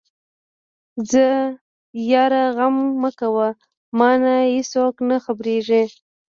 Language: Pashto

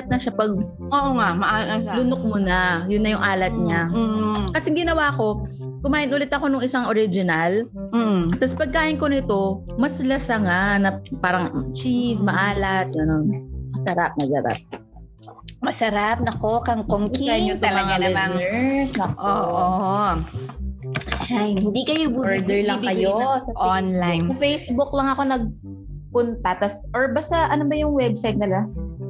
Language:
Filipino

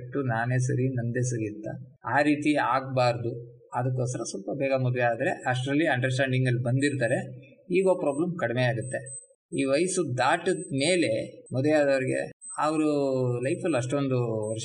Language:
Kannada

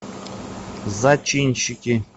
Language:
Russian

